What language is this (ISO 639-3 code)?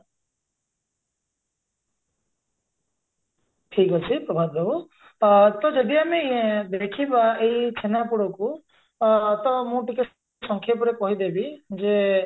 ori